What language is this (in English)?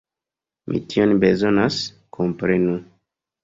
Esperanto